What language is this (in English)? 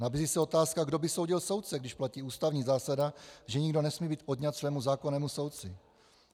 Czech